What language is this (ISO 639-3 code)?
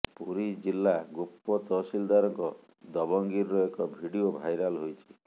ori